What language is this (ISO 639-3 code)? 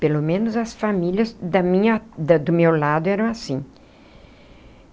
por